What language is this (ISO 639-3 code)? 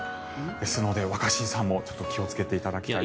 jpn